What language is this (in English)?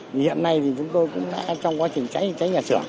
Vietnamese